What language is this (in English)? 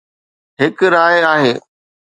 Sindhi